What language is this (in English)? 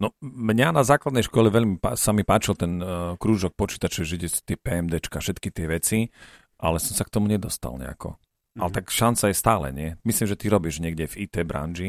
Slovak